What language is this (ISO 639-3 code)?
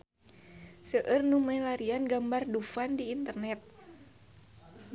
sun